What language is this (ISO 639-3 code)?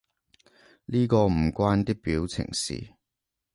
yue